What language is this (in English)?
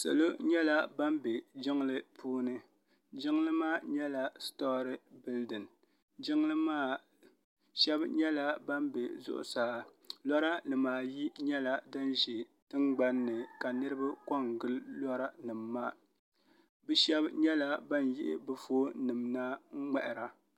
Dagbani